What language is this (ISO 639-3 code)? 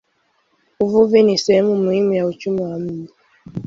swa